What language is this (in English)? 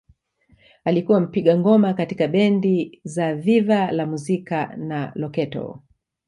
Swahili